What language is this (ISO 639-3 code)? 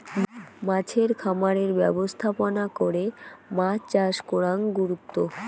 ben